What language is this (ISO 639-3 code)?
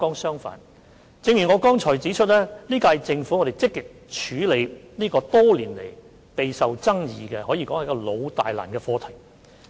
yue